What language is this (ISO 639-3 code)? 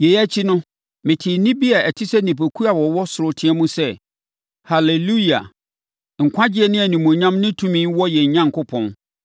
aka